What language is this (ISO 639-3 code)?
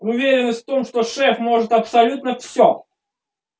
rus